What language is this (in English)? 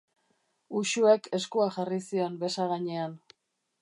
Basque